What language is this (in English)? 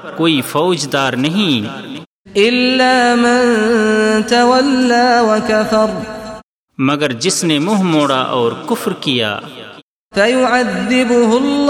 Urdu